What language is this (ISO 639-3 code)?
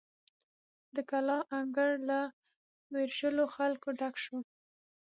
pus